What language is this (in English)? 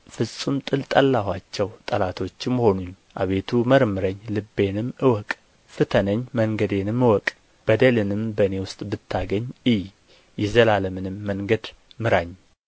Amharic